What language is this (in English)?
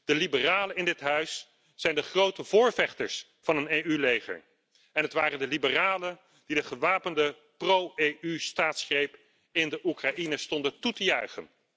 Dutch